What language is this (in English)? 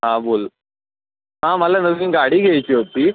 Marathi